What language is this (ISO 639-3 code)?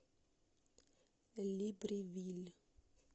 rus